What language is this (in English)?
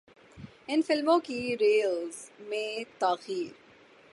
Urdu